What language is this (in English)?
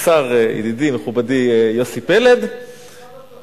Hebrew